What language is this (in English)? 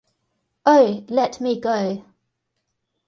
English